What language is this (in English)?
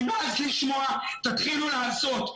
Hebrew